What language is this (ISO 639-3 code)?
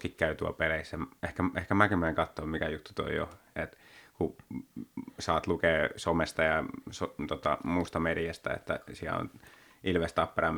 fin